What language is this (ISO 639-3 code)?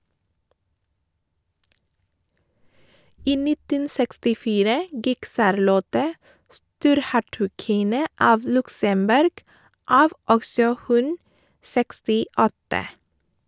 nor